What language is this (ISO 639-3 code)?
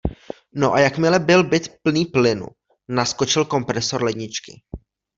ces